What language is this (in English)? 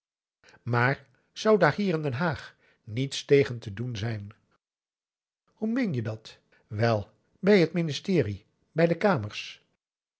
Dutch